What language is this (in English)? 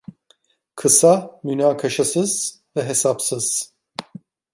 Turkish